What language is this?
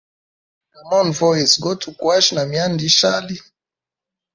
Hemba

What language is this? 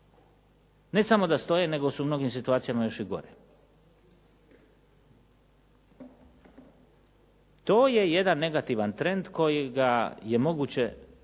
Croatian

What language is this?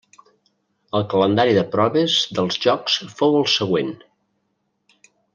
Catalan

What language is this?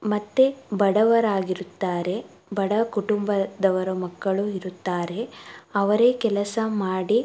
Kannada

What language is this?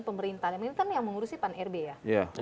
Indonesian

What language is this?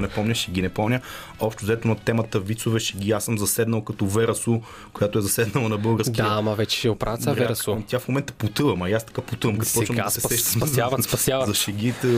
Bulgarian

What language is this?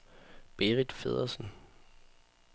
Danish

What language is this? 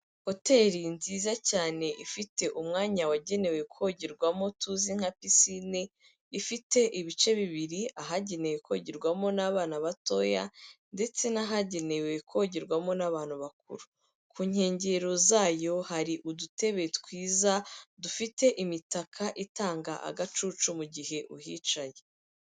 Kinyarwanda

